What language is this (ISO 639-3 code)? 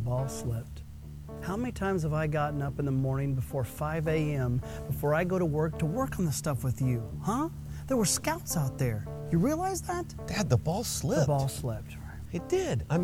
eng